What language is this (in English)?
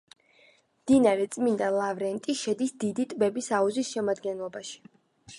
Georgian